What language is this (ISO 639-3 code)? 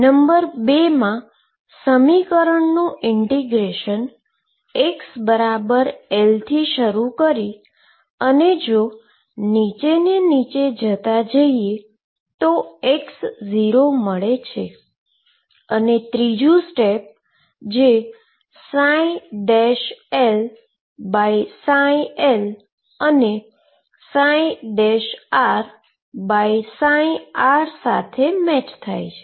guj